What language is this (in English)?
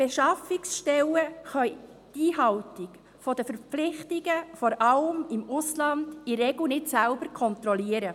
Swiss German